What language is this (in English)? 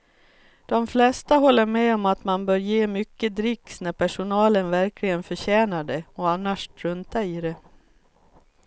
Swedish